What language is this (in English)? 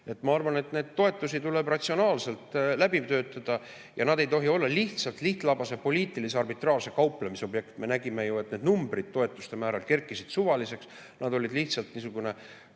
Estonian